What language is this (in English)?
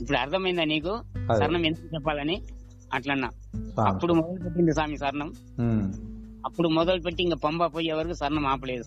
Telugu